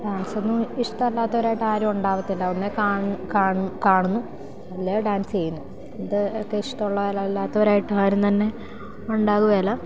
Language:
Malayalam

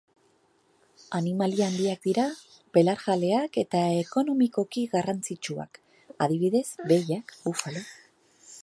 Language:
Basque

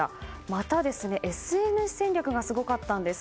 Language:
Japanese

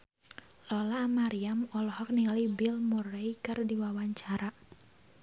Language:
Sundanese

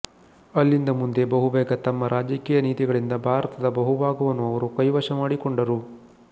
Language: Kannada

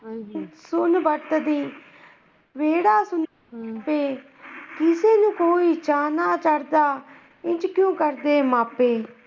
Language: Punjabi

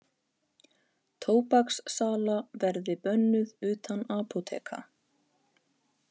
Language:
Icelandic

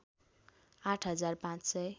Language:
Nepali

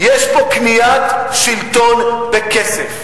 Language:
Hebrew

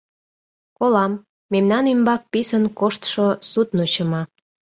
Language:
Mari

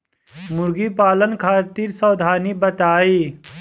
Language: Bhojpuri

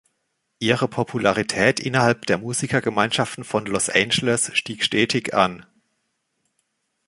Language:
German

